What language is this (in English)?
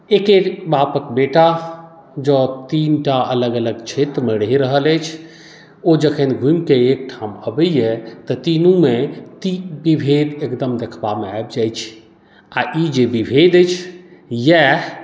Maithili